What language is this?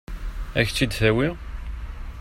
Kabyle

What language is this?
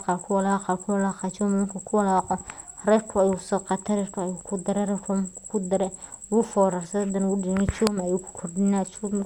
Somali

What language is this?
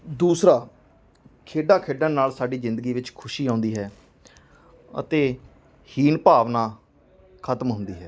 Punjabi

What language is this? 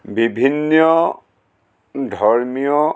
Assamese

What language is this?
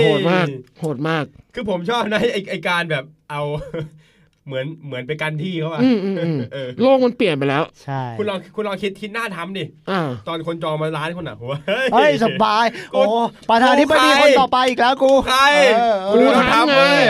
Thai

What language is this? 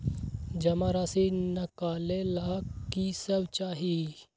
Magahi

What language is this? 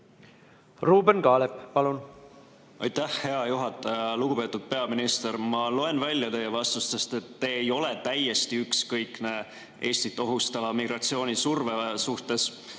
Estonian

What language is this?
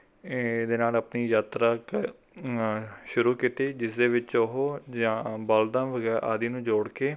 Punjabi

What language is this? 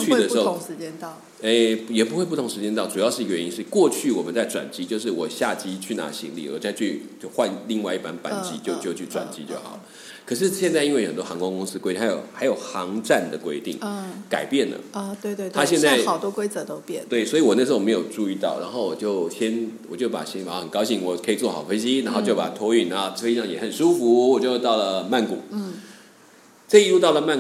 Chinese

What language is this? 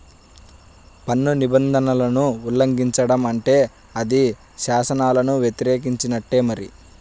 Telugu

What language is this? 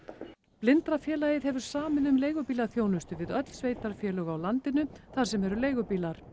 Icelandic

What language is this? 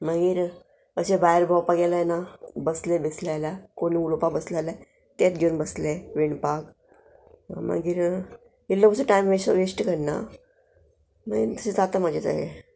Konkani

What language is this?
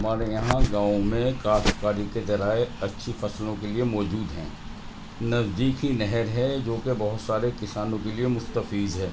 Urdu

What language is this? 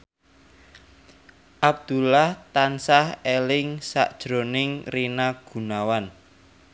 Javanese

